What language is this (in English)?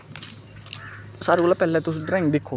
Dogri